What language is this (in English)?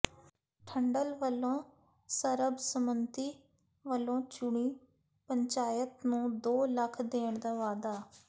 Punjabi